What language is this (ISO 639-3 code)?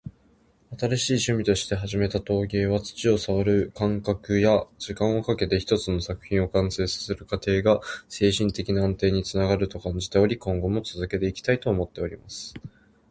jpn